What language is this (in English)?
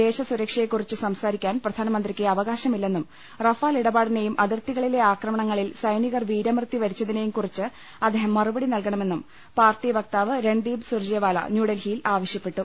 Malayalam